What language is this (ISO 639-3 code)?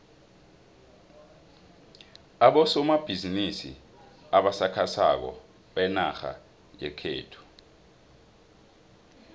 nbl